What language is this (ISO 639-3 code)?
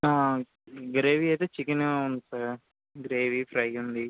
tel